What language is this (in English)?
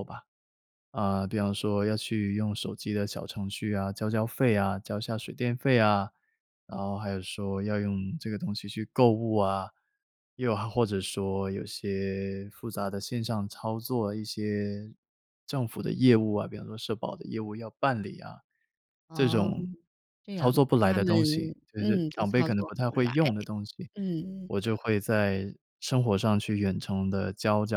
Chinese